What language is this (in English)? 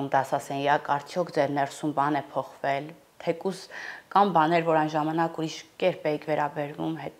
Romanian